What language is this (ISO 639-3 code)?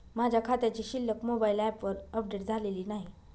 mar